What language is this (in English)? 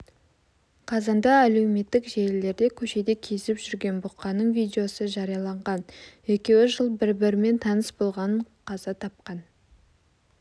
Kazakh